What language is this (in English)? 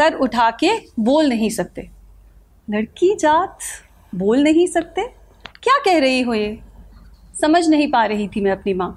Hindi